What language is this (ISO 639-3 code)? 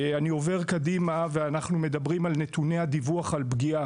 heb